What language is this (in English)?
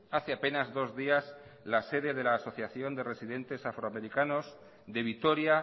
Spanish